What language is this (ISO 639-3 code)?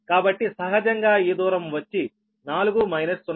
tel